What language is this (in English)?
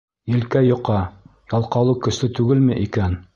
Bashkir